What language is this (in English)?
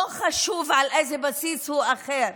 Hebrew